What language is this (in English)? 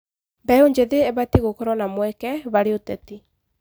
Kikuyu